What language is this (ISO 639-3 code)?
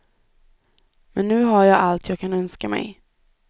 swe